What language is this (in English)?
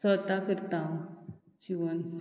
Konkani